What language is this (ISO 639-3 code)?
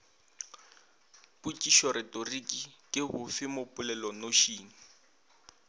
nso